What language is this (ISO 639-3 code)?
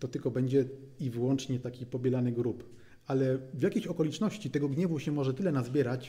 pol